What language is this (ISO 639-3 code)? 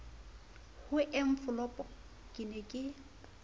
sot